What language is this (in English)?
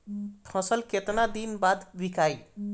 Bhojpuri